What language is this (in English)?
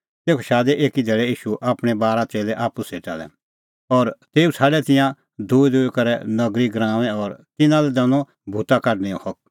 Kullu Pahari